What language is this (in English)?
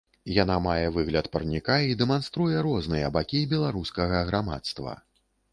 Belarusian